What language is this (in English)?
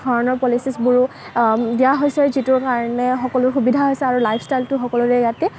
Assamese